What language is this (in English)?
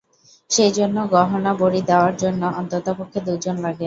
Bangla